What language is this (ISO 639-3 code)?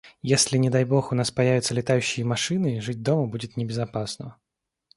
rus